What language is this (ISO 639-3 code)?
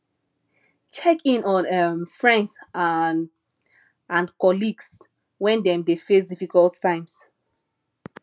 pcm